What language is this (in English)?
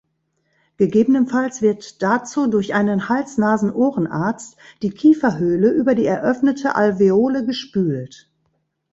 German